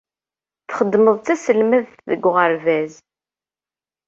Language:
Kabyle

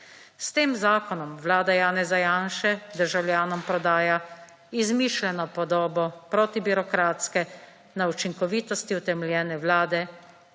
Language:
Slovenian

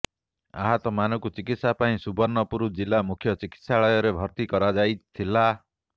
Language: Odia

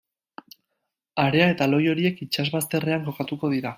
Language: Basque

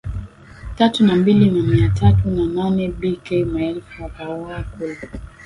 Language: Swahili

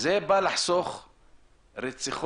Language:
Hebrew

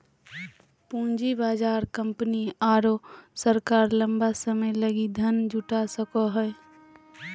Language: Magahi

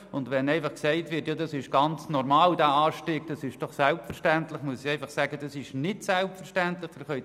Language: Swiss German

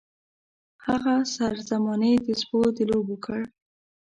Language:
Pashto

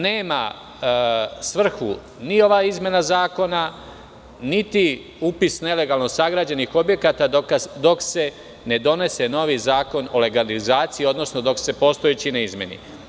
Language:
Serbian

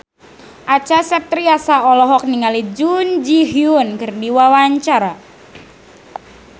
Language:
Sundanese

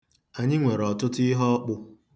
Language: Igbo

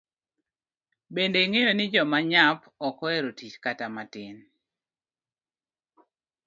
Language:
Luo (Kenya and Tanzania)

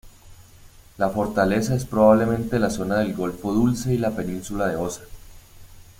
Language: Spanish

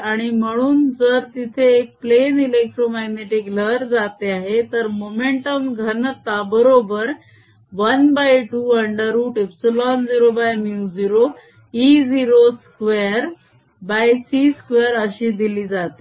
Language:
Marathi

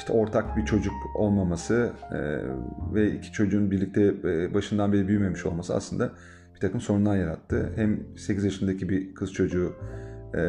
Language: Turkish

